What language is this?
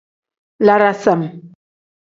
Tem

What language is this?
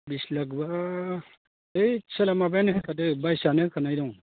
Bodo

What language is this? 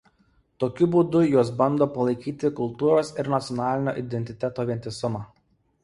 Lithuanian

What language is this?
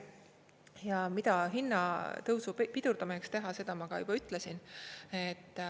Estonian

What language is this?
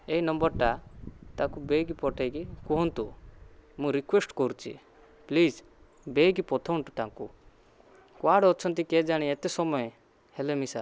Odia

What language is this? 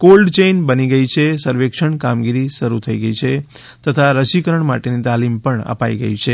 Gujarati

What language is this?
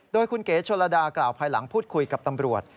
Thai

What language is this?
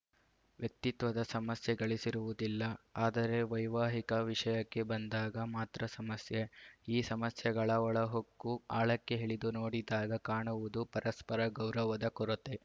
Kannada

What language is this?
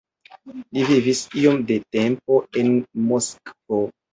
Esperanto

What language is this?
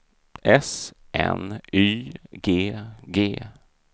Swedish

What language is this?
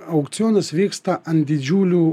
Lithuanian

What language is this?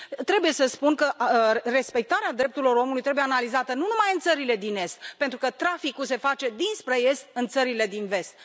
Romanian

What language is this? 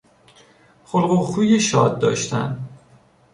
Persian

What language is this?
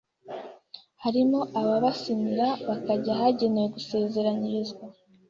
Kinyarwanda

